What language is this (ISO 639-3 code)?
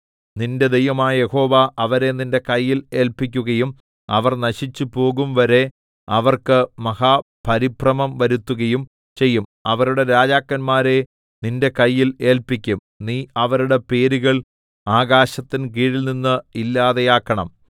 mal